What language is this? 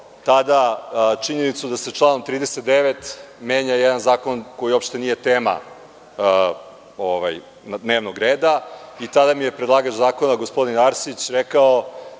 Serbian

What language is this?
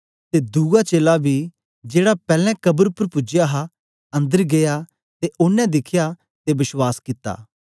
Dogri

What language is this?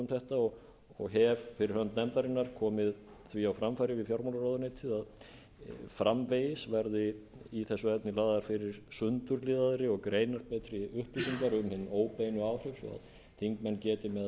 Icelandic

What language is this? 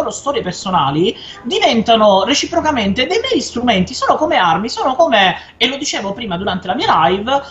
Italian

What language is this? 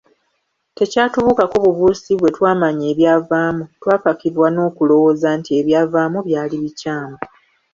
Ganda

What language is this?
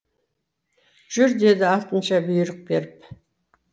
Kazakh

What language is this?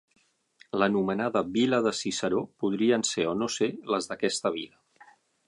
Catalan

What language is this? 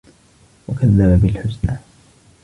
Arabic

